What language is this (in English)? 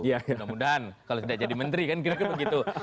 Indonesian